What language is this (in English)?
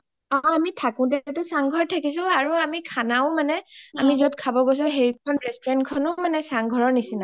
Assamese